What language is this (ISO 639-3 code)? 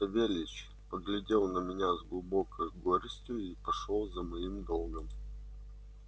rus